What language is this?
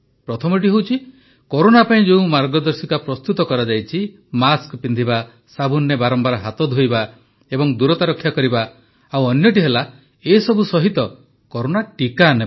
Odia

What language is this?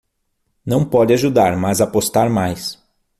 Portuguese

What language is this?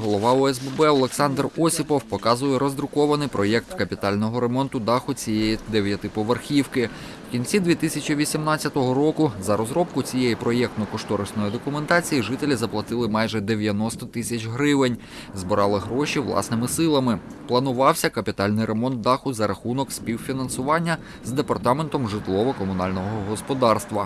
Ukrainian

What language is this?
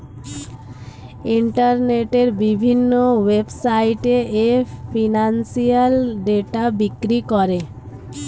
Bangla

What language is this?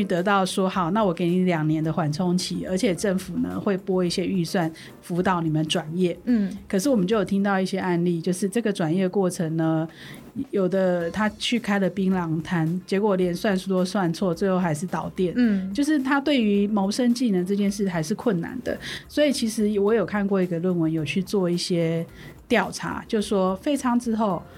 Chinese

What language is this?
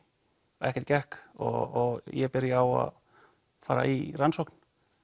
Icelandic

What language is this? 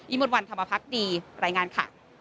Thai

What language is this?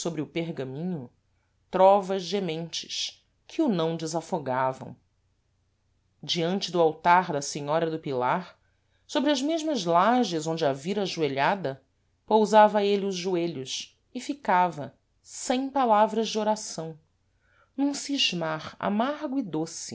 Portuguese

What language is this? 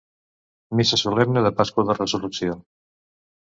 Catalan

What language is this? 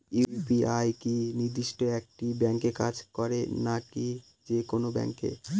Bangla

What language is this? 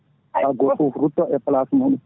Fula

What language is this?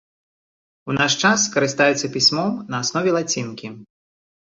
Belarusian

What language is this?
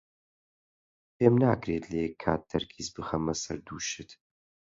Central Kurdish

